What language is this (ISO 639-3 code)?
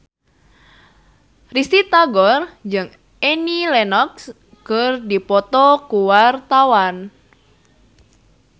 sun